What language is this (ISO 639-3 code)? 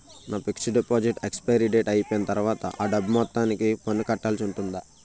tel